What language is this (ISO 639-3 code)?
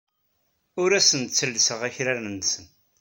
kab